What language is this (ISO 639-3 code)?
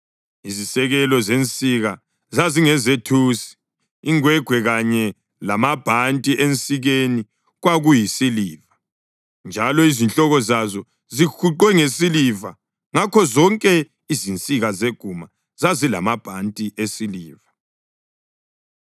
nde